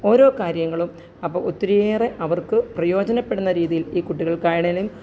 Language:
Malayalam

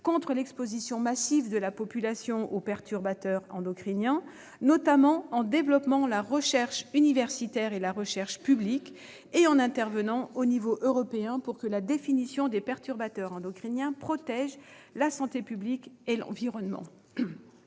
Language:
French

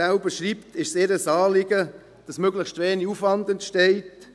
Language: Swiss German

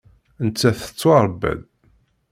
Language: Kabyle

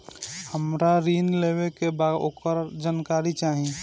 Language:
Bhojpuri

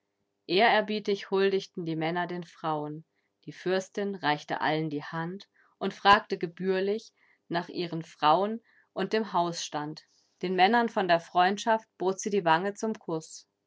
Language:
German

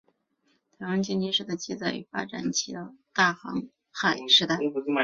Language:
Chinese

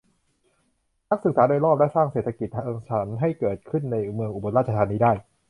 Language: Thai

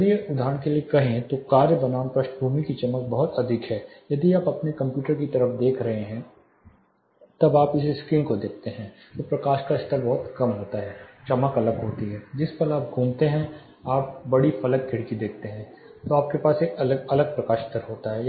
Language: Hindi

